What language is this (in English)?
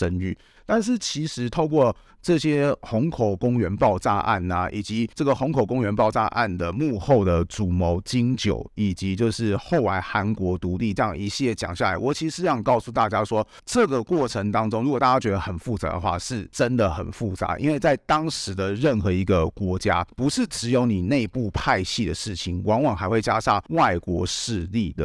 Chinese